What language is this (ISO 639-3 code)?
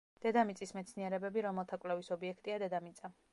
kat